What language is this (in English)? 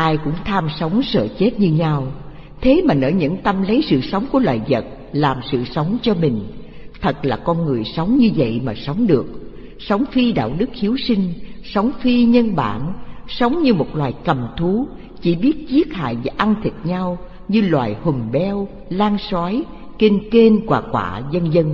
Vietnamese